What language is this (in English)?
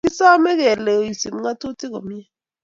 Kalenjin